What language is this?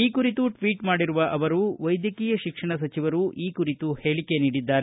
Kannada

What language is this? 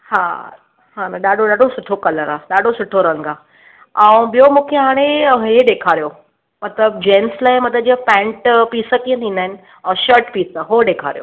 Sindhi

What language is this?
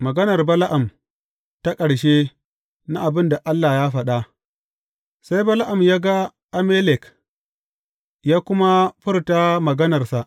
Hausa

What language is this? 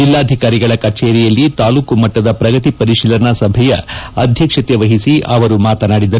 Kannada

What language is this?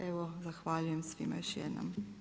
Croatian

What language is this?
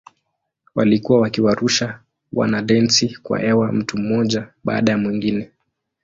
Swahili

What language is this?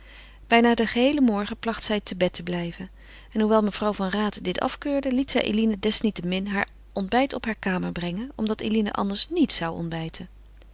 Dutch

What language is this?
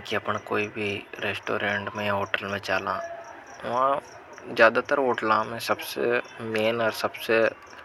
Hadothi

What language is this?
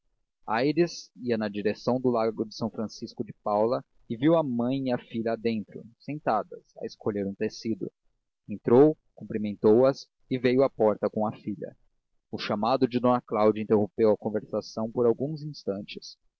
Portuguese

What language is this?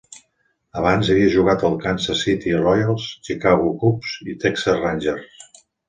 Catalan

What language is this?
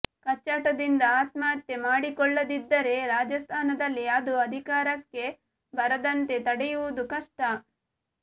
Kannada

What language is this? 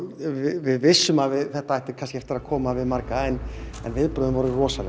Icelandic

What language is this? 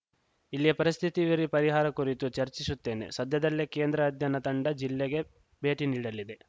Kannada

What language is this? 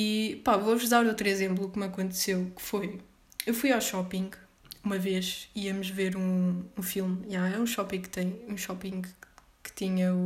Portuguese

